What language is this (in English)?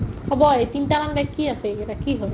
Assamese